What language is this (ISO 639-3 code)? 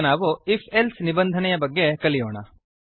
kan